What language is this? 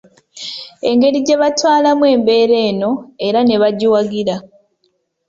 Ganda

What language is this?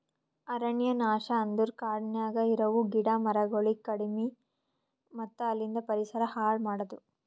Kannada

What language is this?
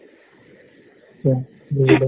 Assamese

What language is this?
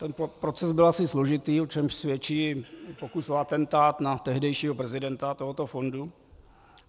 Czech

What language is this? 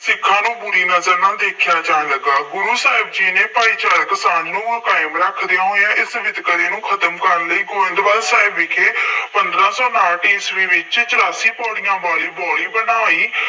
Punjabi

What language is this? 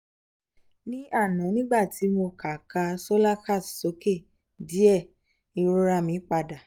Yoruba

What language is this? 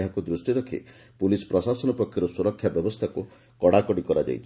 Odia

